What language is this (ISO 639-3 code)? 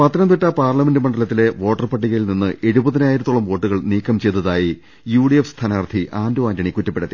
mal